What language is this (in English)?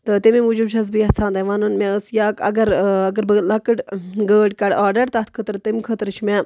Kashmiri